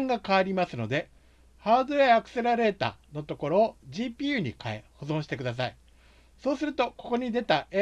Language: Japanese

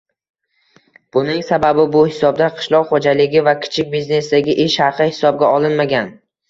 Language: Uzbek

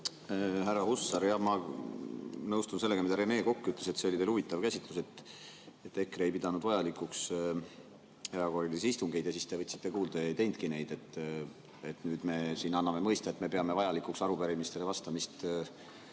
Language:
Estonian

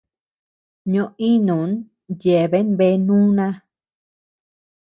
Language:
Tepeuxila Cuicatec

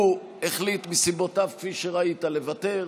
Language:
Hebrew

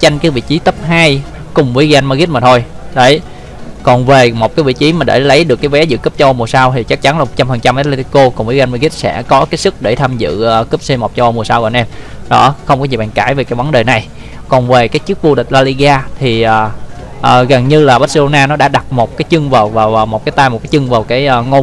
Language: Vietnamese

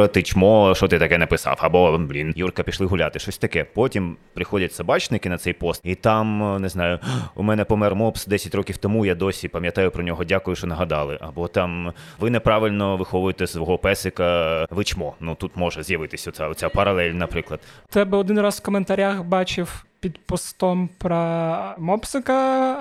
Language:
Ukrainian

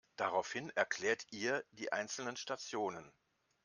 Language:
German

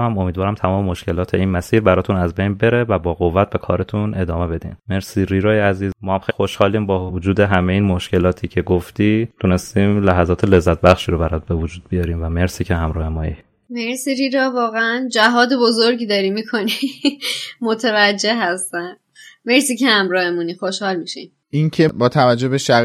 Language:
Persian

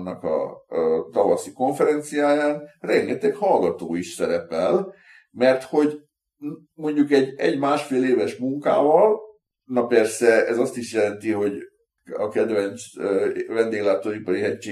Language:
Hungarian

